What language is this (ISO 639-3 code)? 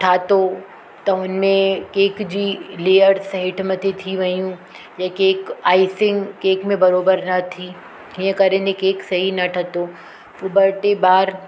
snd